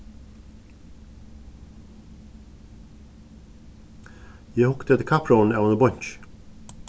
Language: Faroese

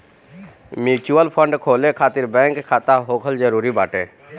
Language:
Bhojpuri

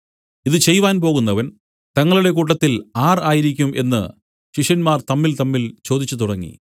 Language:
Malayalam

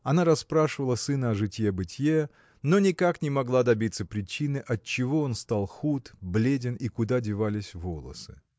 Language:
Russian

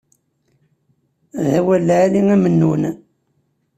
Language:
Kabyle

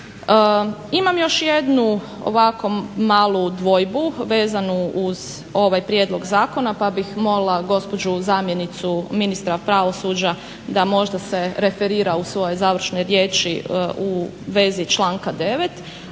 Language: Croatian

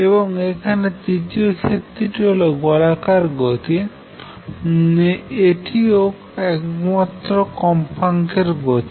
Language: Bangla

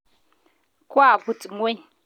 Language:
Kalenjin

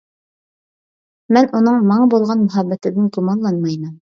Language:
Uyghur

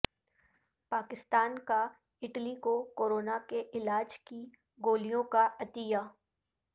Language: Urdu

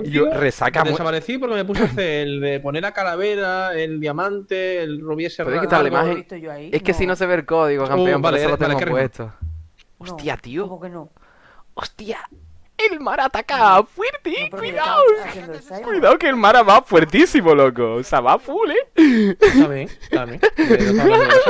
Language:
Spanish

